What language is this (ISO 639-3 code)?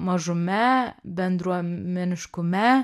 lit